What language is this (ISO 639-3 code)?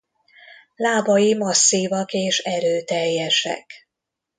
hun